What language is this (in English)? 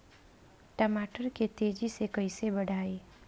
Bhojpuri